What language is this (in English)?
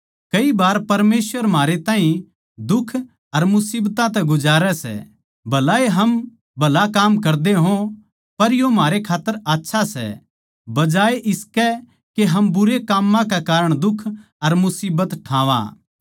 Haryanvi